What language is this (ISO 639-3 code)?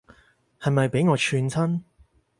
yue